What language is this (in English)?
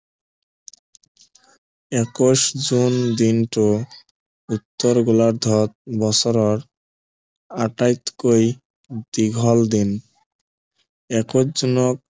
Assamese